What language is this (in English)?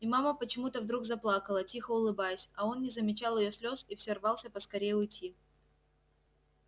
Russian